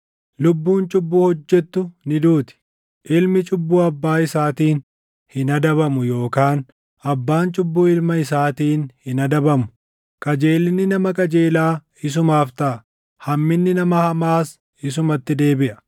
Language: Oromo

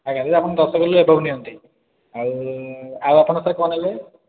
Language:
Odia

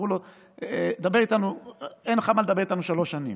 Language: Hebrew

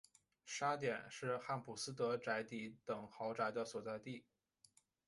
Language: Chinese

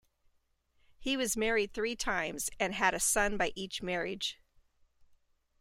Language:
English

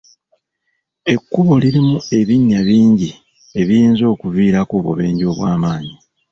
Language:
Ganda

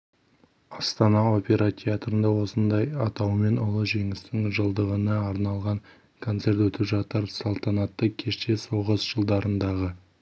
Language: Kazakh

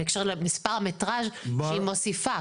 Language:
Hebrew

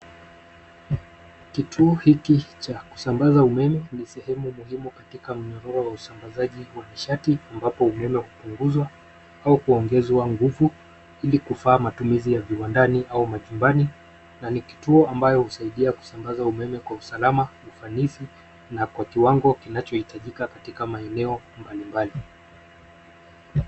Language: Swahili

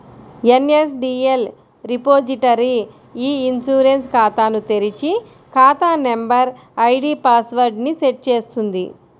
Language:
Telugu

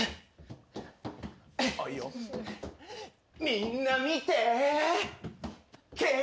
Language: Japanese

